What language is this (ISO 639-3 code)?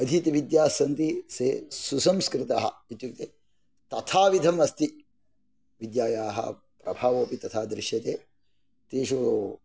san